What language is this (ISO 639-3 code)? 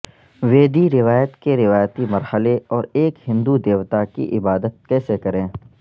urd